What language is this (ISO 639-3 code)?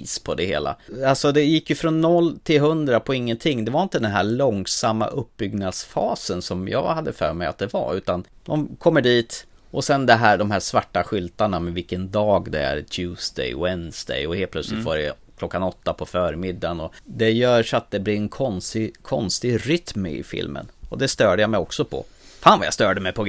swe